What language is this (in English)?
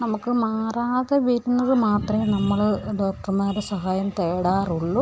Malayalam